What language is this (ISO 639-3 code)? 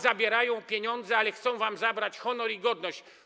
pol